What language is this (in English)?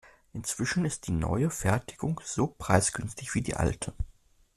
German